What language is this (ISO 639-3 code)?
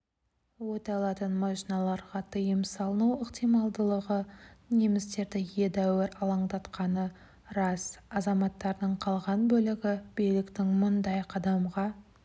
kaz